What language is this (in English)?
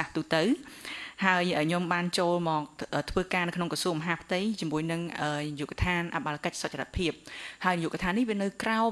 Vietnamese